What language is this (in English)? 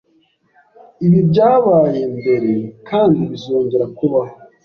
Kinyarwanda